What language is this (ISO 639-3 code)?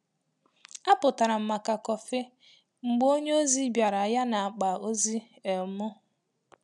ibo